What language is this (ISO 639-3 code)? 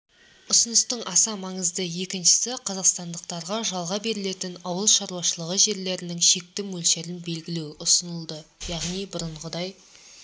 kaz